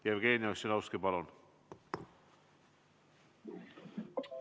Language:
Estonian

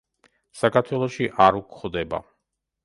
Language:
Georgian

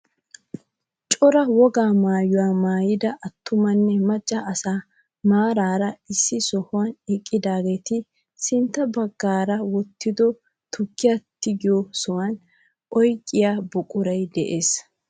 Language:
Wolaytta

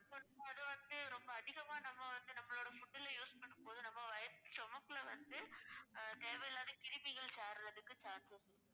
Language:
Tamil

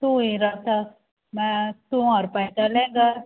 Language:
Konkani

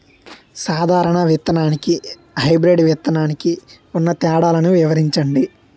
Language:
Telugu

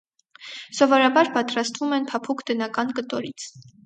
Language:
Armenian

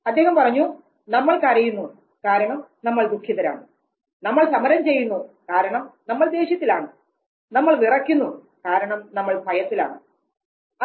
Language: Malayalam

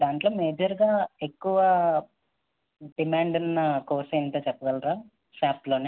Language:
Telugu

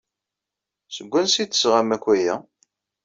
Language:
Kabyle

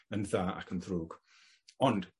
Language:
Welsh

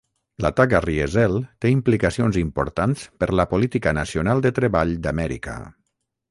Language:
Catalan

